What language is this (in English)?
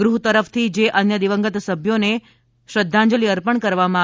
Gujarati